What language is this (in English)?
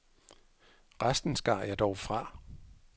Danish